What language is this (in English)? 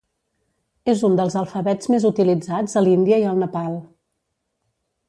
Catalan